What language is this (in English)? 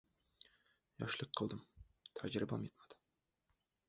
Uzbek